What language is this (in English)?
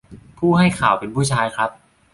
Thai